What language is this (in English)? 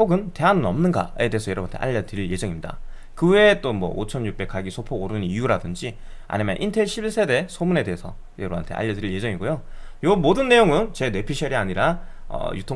Korean